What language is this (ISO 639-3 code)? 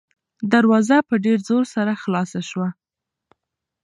pus